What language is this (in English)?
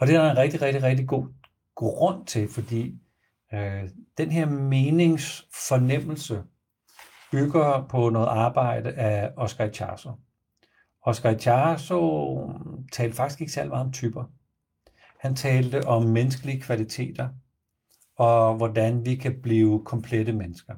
Danish